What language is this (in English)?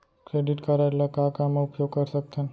Chhattisgarhi